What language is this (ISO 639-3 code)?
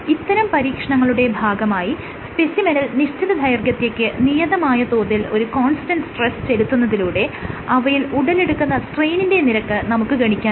mal